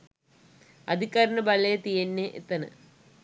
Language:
Sinhala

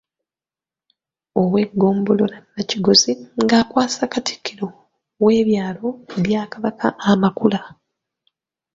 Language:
Ganda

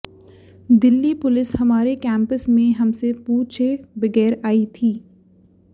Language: Hindi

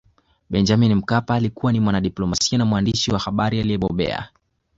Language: Swahili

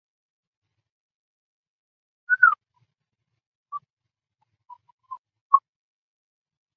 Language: Chinese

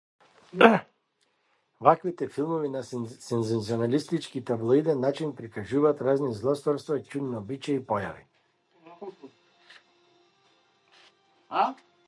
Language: Macedonian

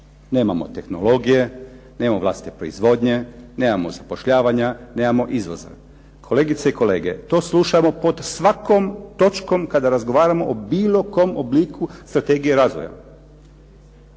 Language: Croatian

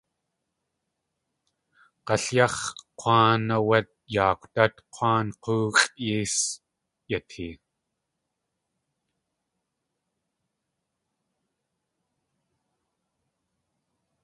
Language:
Tlingit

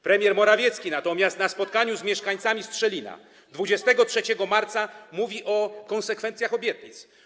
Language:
Polish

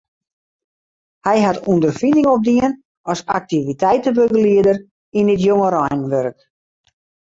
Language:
Western Frisian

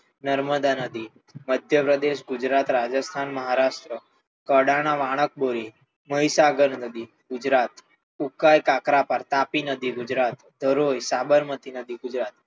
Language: Gujarati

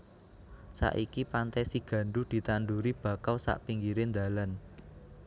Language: Javanese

